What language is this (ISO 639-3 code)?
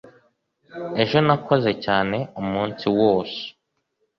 kin